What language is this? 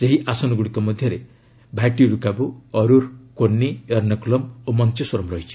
Odia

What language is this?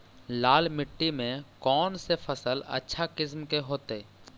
Magahi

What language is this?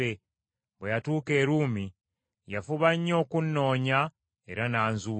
Ganda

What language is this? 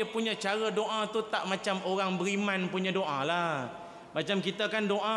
Malay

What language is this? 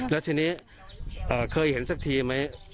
Thai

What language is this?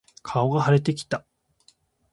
Japanese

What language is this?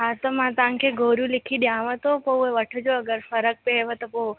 Sindhi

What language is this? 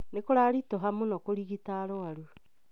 Kikuyu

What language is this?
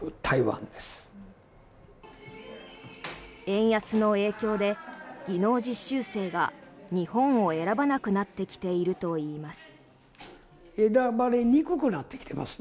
Japanese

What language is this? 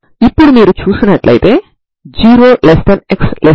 Telugu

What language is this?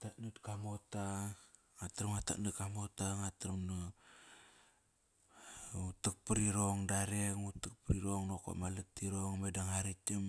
Kairak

